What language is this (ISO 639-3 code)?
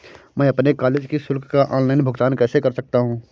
hin